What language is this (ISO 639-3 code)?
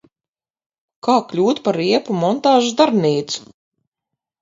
lav